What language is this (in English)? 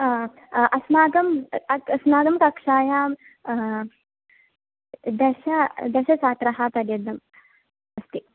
Sanskrit